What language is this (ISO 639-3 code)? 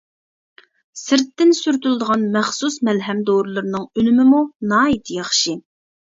uig